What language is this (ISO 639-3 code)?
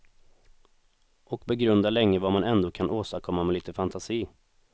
swe